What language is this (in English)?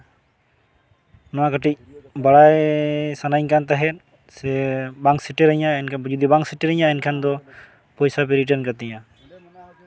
Santali